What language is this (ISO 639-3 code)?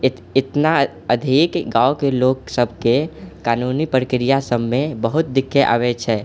mai